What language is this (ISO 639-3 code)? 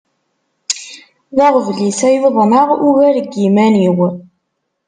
kab